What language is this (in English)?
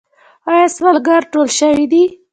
Pashto